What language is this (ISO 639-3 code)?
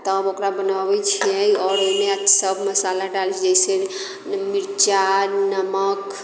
mai